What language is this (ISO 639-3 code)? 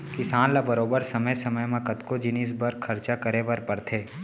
hne